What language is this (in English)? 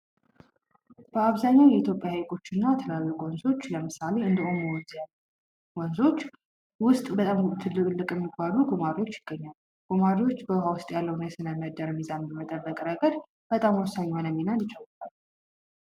Amharic